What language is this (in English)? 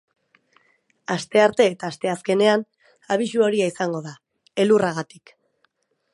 Basque